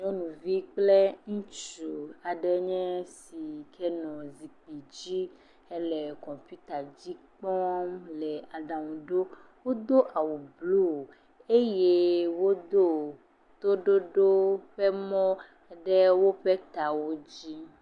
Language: Ewe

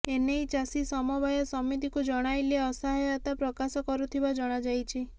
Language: Odia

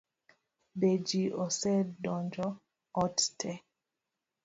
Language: Luo (Kenya and Tanzania)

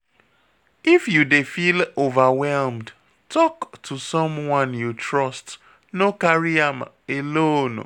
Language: Nigerian Pidgin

